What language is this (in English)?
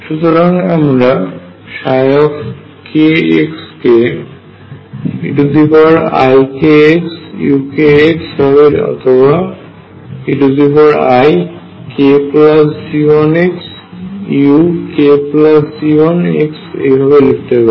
Bangla